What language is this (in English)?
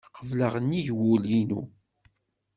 Kabyle